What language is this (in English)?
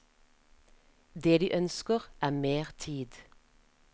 Norwegian